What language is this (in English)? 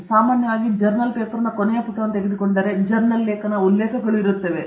Kannada